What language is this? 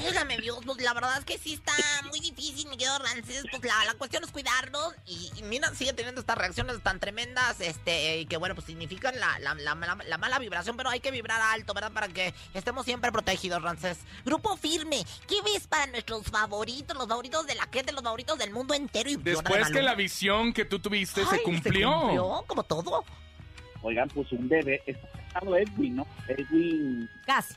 Spanish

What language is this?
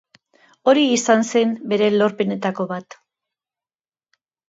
Basque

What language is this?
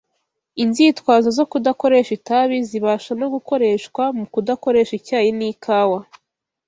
Kinyarwanda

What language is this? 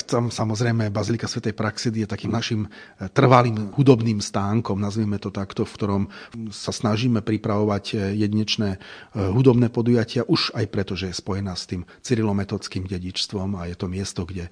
Slovak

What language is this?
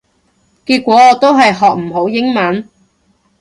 Cantonese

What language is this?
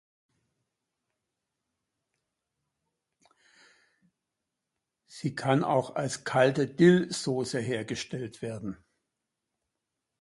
German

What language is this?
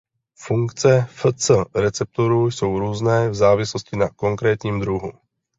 Czech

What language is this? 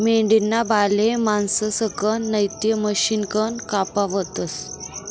Marathi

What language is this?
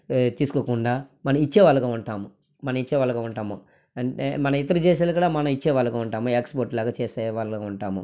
Telugu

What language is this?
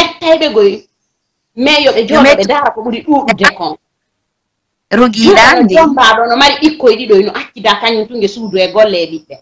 Italian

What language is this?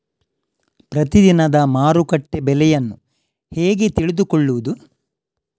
Kannada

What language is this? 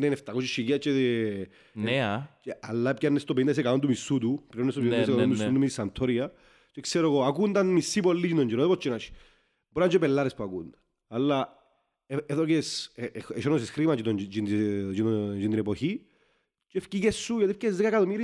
Greek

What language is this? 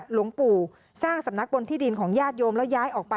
Thai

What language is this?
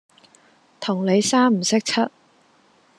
Cantonese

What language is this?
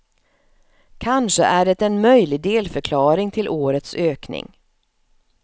Swedish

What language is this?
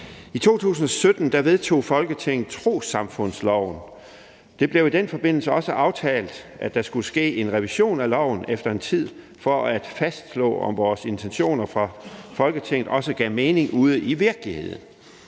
Danish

